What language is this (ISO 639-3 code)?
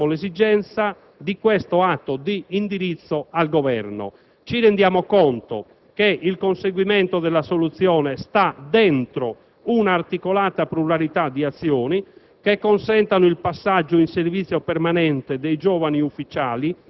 ita